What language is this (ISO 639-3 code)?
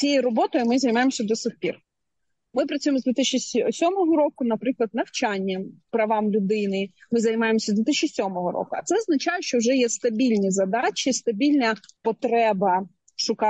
ukr